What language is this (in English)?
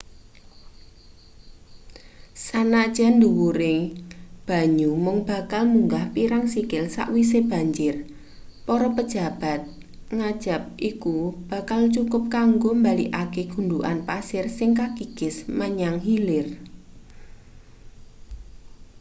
Javanese